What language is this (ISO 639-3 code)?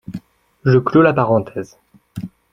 fra